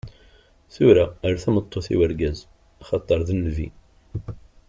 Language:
Kabyle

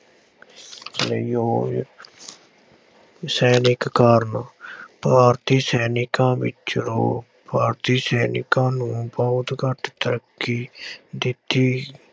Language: Punjabi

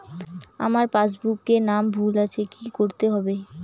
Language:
Bangla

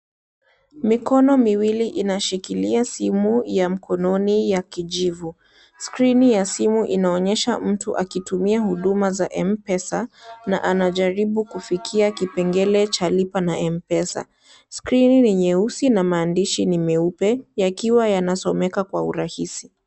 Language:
Swahili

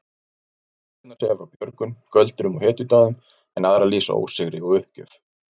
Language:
Icelandic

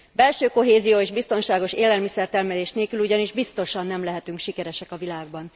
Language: Hungarian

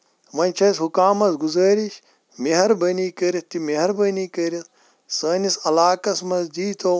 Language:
Kashmiri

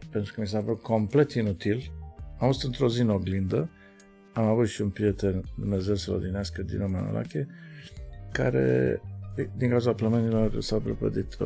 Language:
Romanian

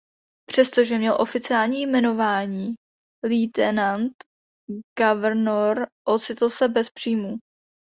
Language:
Czech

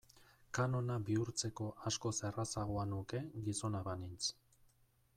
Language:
Basque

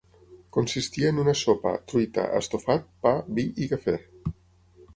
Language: Catalan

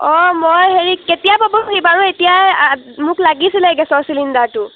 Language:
Assamese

